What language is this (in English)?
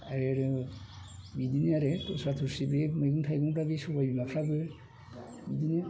Bodo